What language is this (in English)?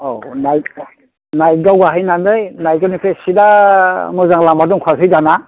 Bodo